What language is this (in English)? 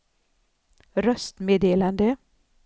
Swedish